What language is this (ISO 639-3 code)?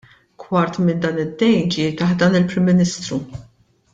mlt